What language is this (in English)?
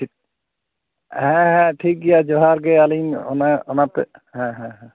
Santali